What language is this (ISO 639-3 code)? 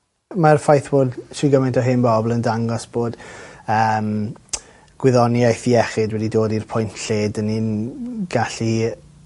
cym